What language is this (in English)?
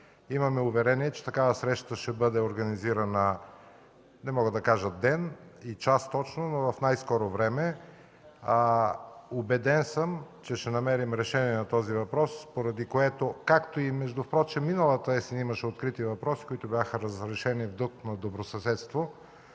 Bulgarian